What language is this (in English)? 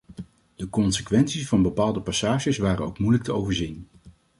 Dutch